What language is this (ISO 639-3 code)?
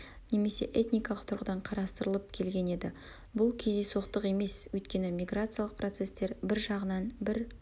kaz